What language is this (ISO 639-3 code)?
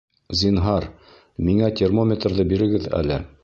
bak